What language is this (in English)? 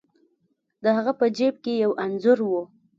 Pashto